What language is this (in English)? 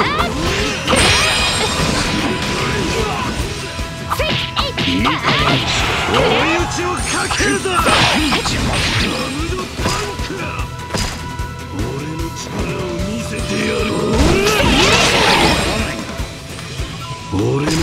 Japanese